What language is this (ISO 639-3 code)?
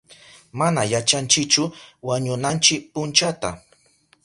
qup